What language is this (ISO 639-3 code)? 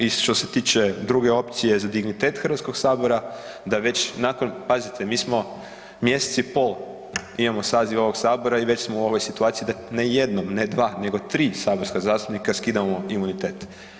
hrv